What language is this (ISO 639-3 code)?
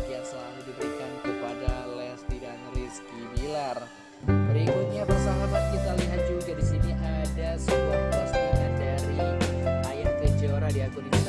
ind